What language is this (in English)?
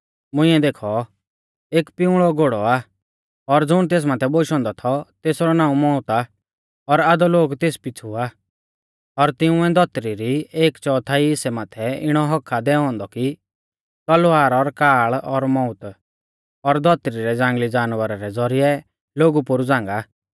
Mahasu Pahari